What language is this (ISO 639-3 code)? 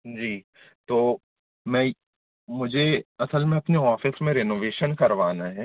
hin